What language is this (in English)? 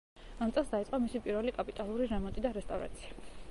Georgian